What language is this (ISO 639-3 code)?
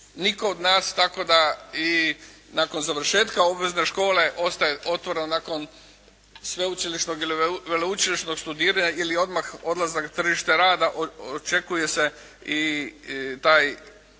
hrv